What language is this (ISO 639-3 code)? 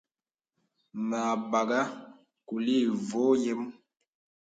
beb